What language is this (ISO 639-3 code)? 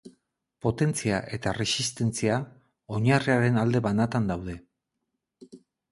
eus